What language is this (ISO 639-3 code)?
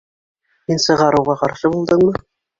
bak